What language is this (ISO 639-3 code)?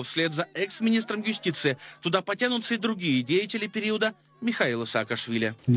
rus